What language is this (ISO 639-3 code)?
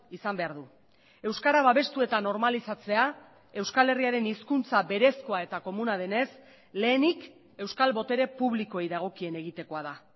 eus